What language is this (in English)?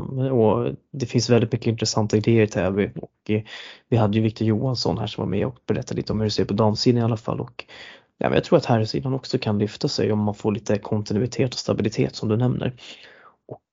Swedish